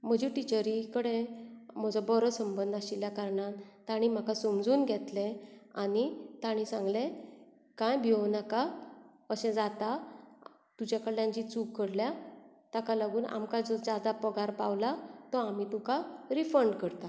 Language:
Konkani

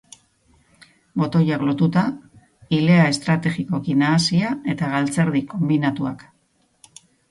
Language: Basque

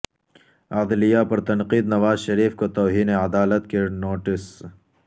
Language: Urdu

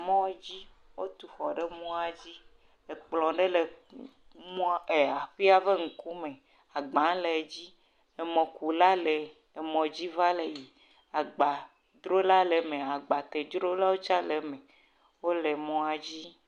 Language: Ewe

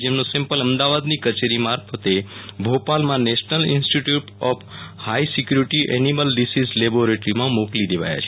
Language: Gujarati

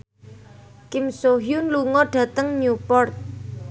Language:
Javanese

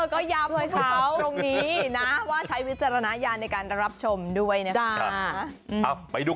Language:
Thai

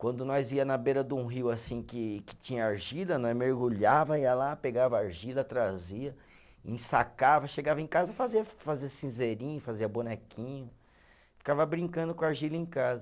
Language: Portuguese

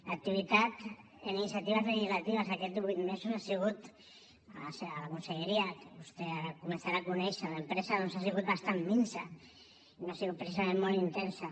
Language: Catalan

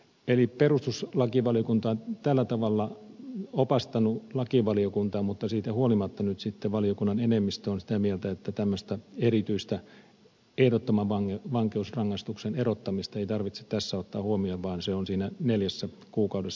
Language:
Finnish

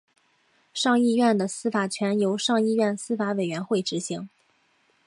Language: Chinese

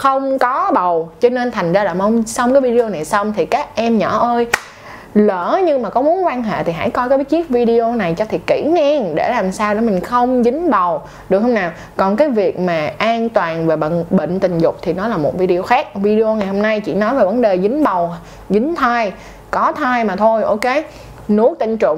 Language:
Vietnamese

